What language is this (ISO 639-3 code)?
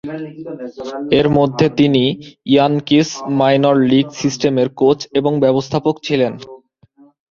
ben